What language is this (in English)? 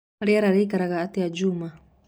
Kikuyu